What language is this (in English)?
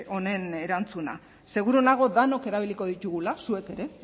Basque